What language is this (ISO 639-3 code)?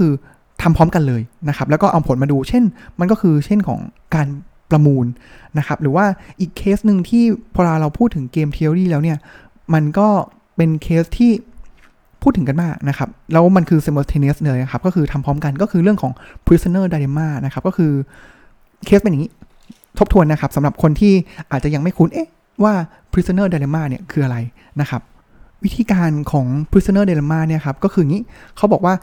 tha